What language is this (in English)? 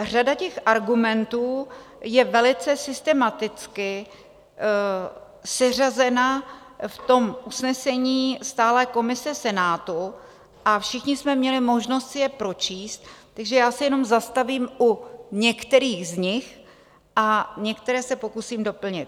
Czech